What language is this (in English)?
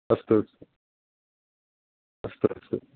Sanskrit